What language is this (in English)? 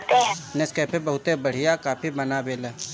Bhojpuri